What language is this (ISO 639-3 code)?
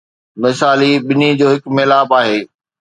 snd